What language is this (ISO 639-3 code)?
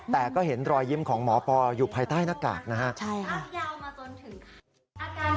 tha